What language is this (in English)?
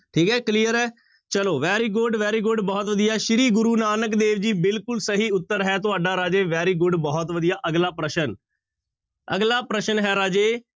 Punjabi